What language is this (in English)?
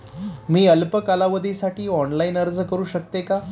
Marathi